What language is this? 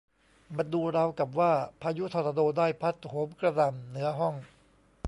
Thai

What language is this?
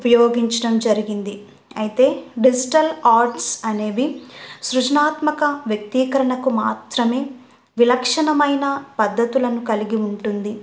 Telugu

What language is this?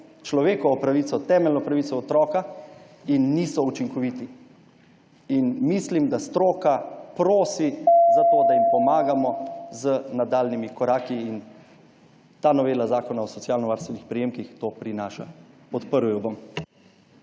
Slovenian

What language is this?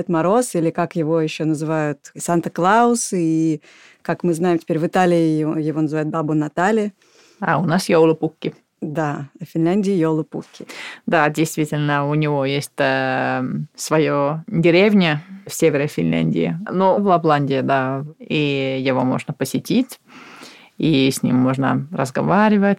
Russian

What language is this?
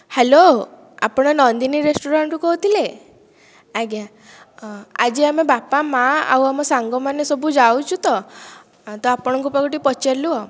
Odia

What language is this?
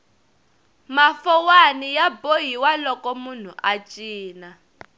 Tsonga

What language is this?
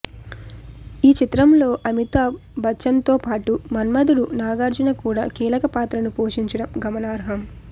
Telugu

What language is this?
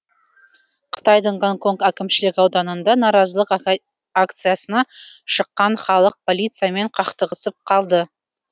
Kazakh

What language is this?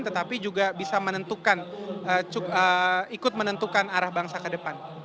Indonesian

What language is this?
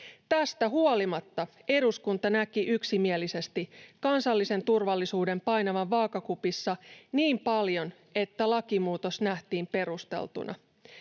Finnish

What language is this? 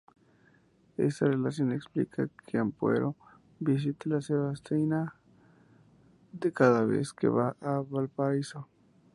Spanish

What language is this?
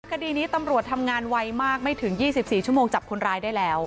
Thai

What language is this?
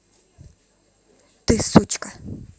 Russian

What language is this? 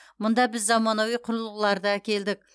Kazakh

